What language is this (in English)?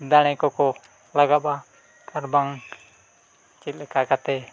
Santali